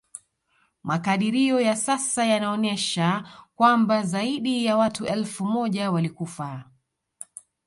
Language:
Swahili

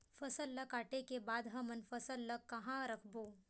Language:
Chhattisgarhi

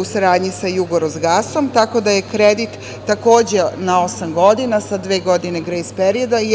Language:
Serbian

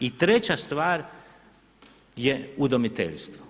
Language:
Croatian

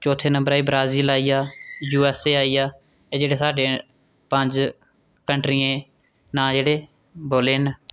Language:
Dogri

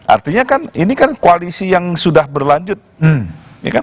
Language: Indonesian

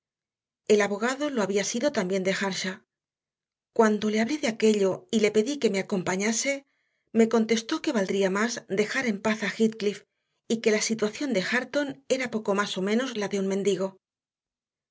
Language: Spanish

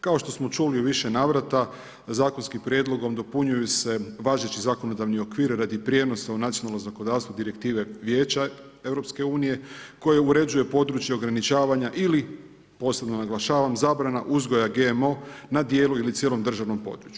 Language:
Croatian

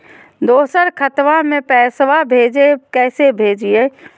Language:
Magahi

